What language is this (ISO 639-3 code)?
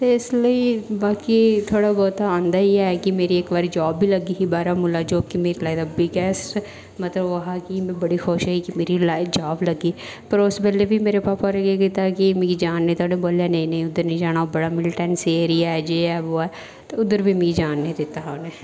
doi